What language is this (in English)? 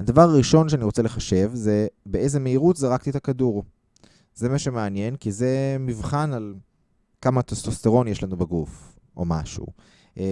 Hebrew